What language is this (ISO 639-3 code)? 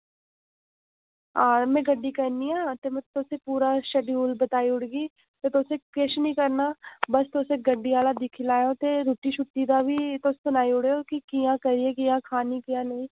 doi